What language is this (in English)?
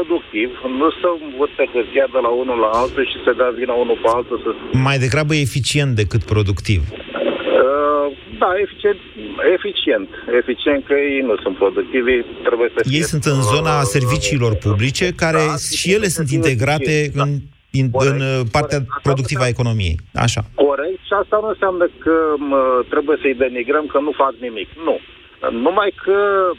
Romanian